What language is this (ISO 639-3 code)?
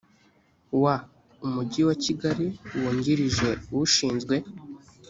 kin